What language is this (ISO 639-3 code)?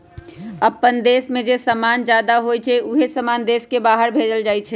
mag